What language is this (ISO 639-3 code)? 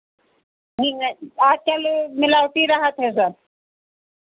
hin